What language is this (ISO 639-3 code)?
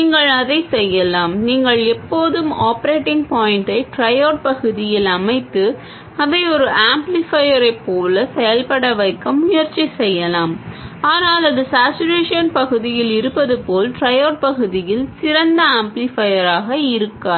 tam